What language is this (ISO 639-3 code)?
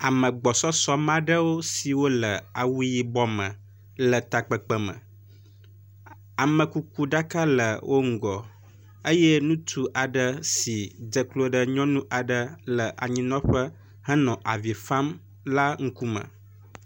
ewe